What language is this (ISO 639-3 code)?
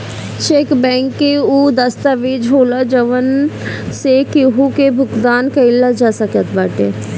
bho